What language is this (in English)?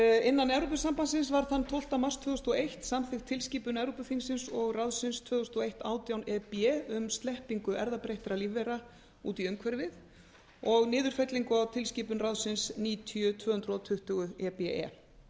Icelandic